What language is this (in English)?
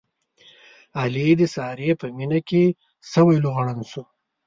Pashto